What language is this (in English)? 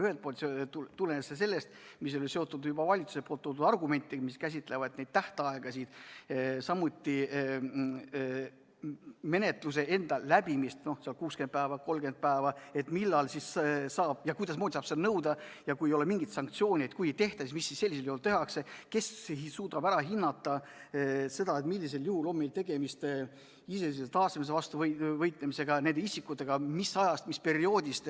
Estonian